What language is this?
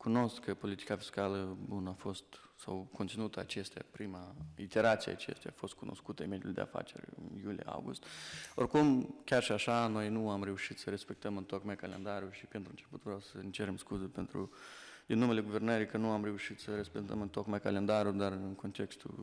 Romanian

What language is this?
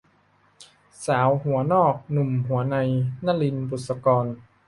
Thai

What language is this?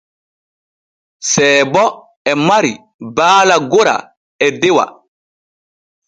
Borgu Fulfulde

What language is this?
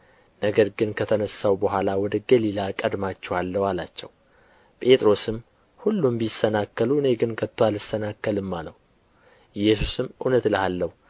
Amharic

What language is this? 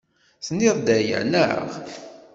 Kabyle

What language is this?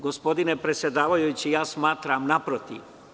Serbian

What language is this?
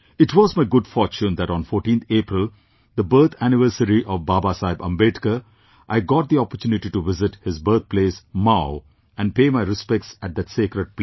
English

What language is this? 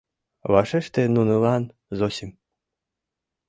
Mari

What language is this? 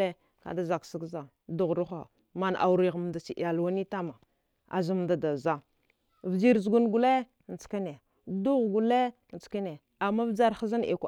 Dghwede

